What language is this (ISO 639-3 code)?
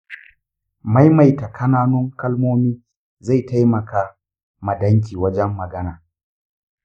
hau